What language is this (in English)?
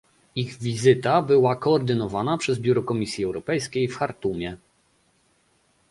Polish